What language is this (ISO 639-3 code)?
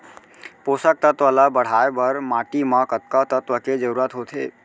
hne